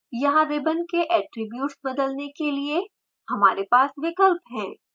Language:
Hindi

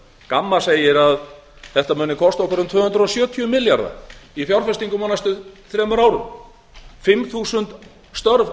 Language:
Icelandic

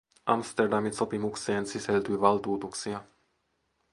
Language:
Finnish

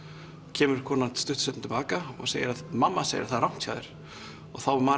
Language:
Icelandic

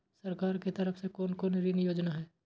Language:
Maithili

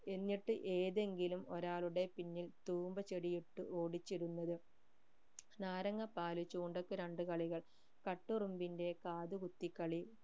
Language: Malayalam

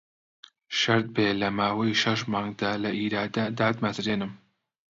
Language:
Central Kurdish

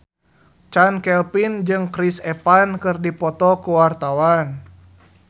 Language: Sundanese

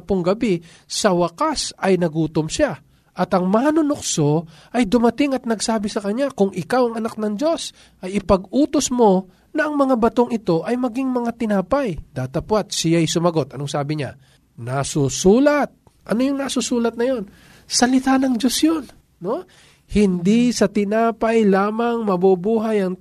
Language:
Filipino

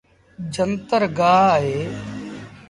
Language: Sindhi Bhil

